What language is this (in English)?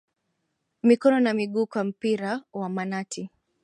Swahili